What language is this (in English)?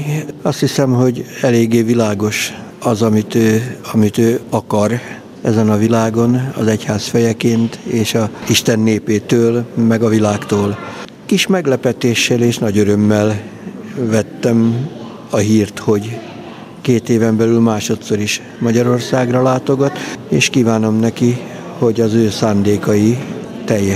Hungarian